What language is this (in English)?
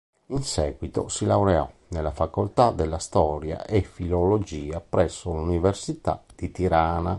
Italian